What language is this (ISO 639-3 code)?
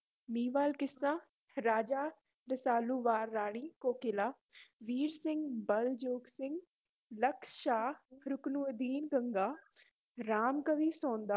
pan